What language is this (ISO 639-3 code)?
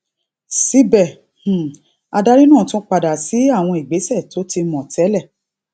yor